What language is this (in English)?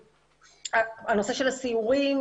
Hebrew